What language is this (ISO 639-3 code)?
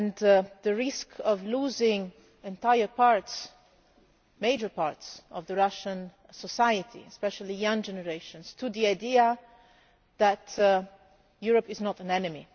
eng